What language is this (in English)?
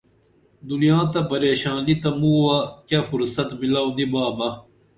Dameli